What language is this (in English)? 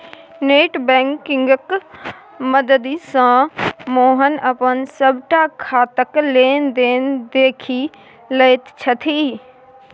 Maithili